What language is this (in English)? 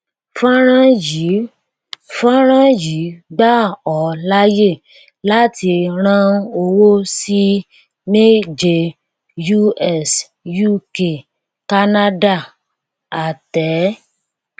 Yoruba